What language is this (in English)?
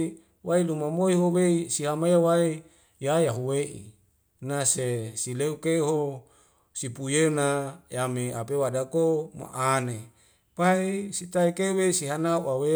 Wemale